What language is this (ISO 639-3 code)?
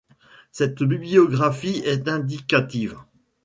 fra